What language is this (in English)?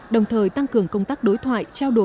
Vietnamese